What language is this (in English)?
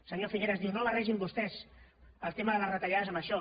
Catalan